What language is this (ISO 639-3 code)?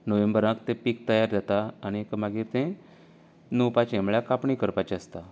kok